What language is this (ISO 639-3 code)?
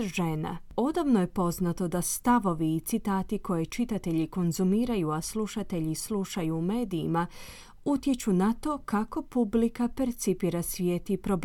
hrv